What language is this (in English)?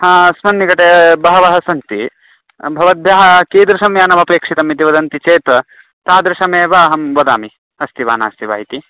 Sanskrit